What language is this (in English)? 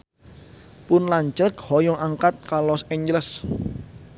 Sundanese